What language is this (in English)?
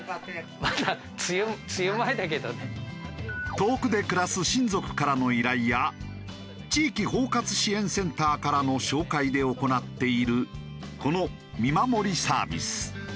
Japanese